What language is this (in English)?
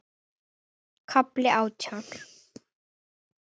Icelandic